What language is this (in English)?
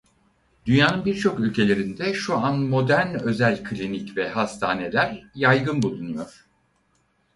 Turkish